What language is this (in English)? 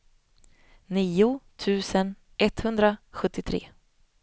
Swedish